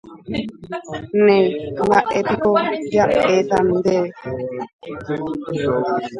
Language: Guarani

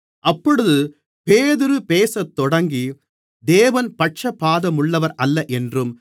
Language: Tamil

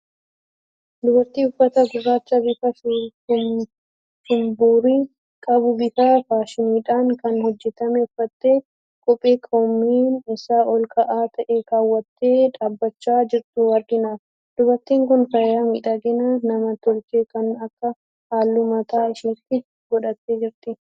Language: Oromo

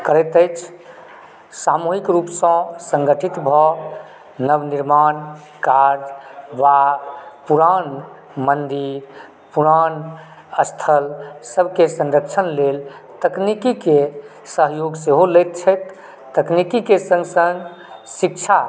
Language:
Maithili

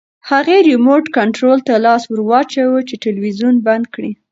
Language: Pashto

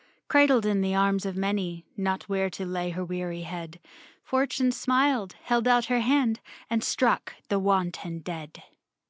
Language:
English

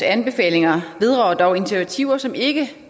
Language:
Danish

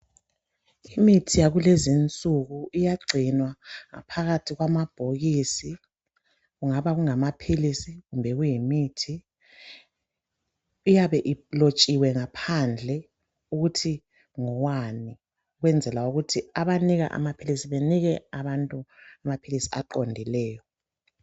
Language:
North Ndebele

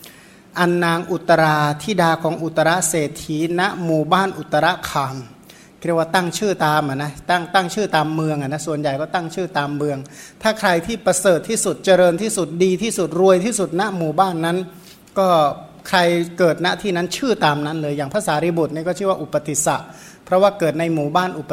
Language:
Thai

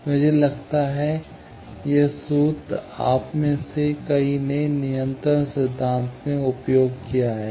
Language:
Hindi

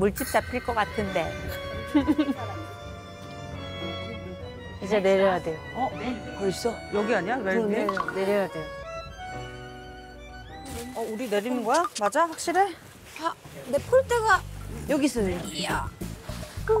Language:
Korean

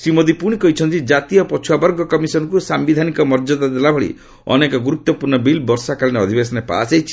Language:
Odia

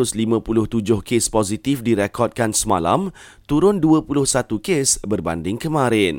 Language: Malay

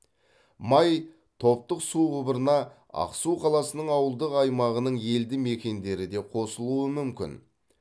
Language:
Kazakh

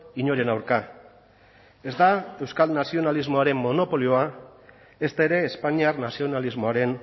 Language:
Basque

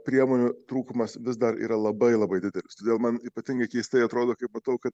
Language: Lithuanian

